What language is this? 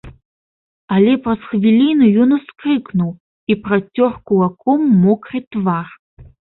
Belarusian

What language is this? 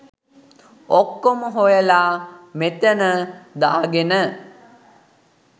Sinhala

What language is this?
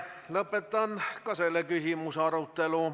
Estonian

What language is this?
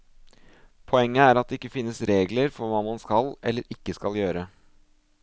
Norwegian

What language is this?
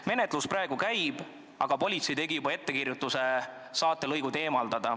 Estonian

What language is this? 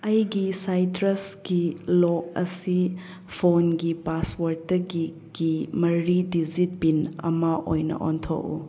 Manipuri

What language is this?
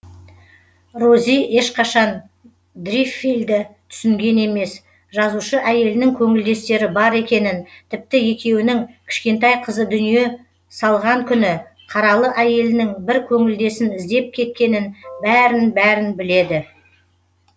Kazakh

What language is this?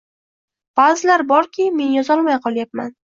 Uzbek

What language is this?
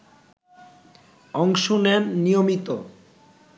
Bangla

